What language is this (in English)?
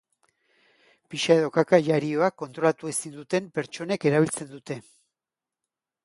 Basque